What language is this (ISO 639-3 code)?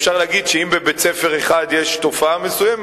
heb